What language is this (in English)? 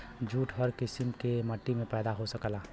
Bhojpuri